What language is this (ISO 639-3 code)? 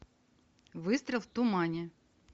rus